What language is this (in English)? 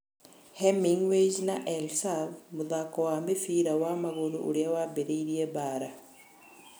Kikuyu